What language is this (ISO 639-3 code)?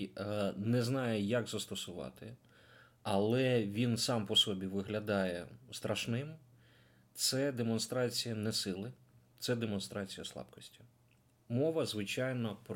ukr